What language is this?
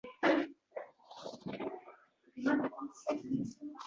Uzbek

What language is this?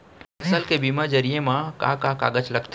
Chhattisgarhi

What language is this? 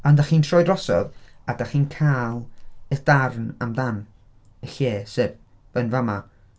Welsh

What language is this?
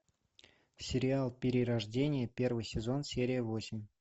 Russian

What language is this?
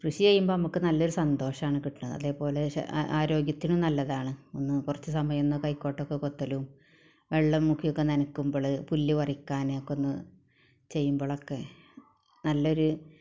Malayalam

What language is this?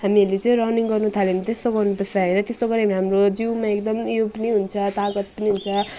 Nepali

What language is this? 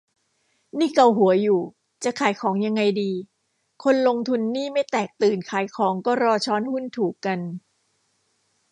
Thai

